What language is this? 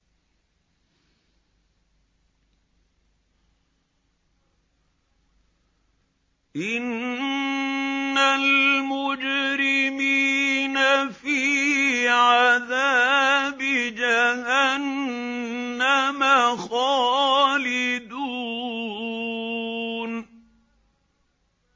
Arabic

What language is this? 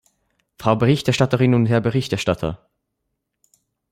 German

